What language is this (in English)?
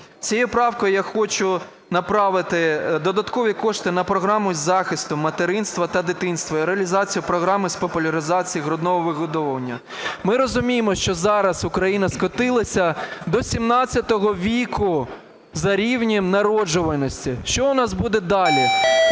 Ukrainian